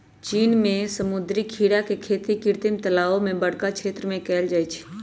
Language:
Magahi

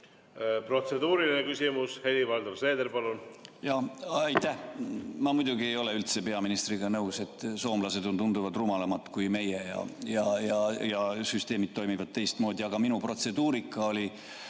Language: Estonian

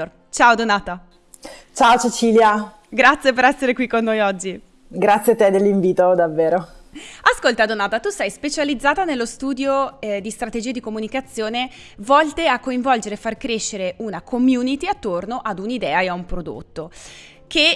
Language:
Italian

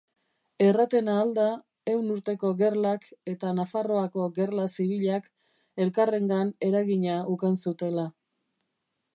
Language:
Basque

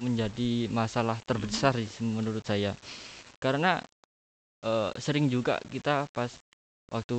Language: Indonesian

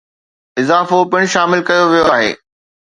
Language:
Sindhi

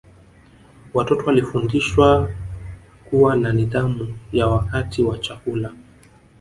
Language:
Swahili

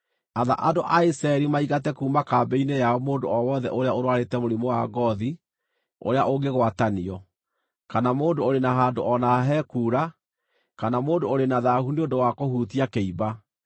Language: Kikuyu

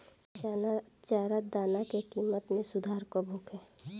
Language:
Bhojpuri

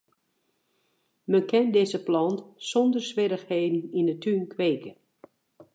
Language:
Western Frisian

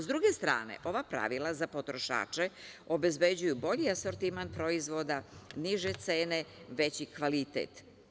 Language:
Serbian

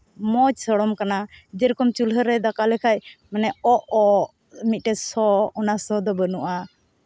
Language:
Santali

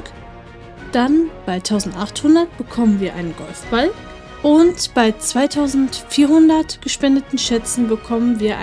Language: German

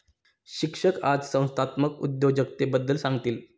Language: Marathi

